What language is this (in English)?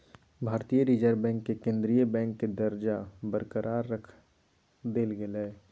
Magahi